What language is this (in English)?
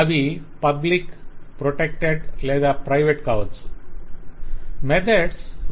Telugu